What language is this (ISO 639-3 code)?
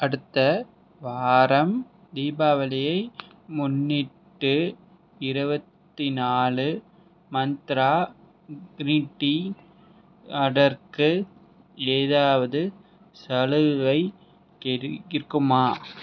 tam